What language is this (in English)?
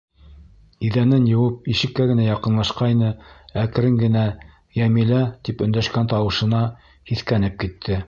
Bashkir